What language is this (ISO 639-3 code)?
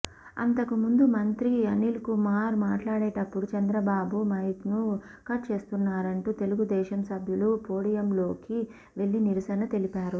tel